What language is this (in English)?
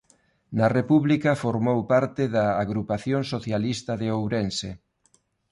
Galician